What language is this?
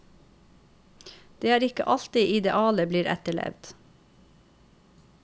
Norwegian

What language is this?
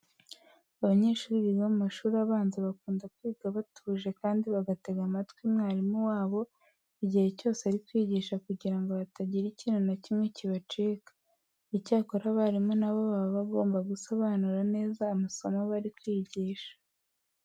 Kinyarwanda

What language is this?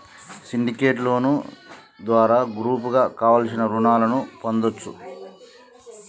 Telugu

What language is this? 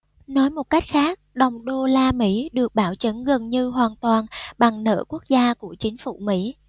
Vietnamese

